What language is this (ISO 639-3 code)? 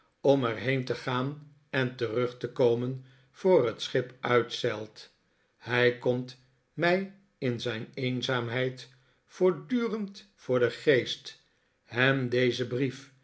nld